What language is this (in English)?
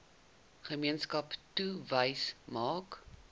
Afrikaans